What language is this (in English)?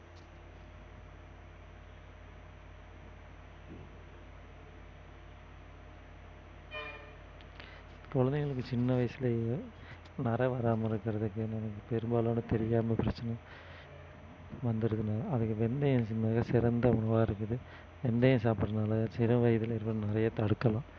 Tamil